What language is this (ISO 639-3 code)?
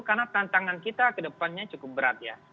ind